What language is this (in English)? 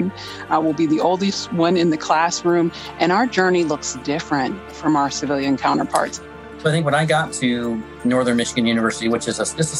English